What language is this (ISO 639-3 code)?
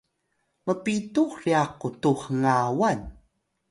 tay